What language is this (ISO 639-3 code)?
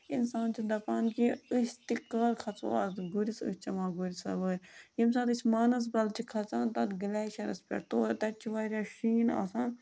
kas